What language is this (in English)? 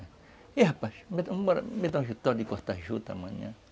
Portuguese